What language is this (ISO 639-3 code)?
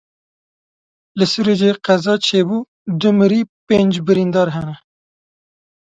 kur